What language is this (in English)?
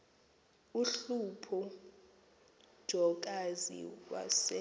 Xhosa